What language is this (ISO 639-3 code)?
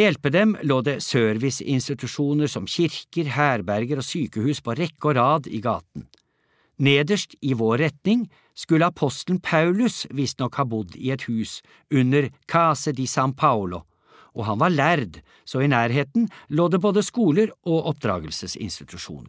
nor